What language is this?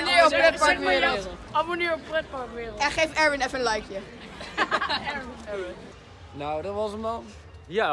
Dutch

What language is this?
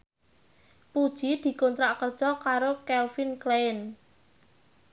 Javanese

